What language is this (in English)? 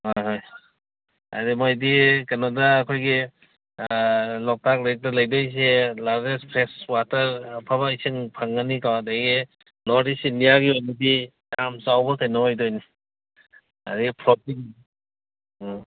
Manipuri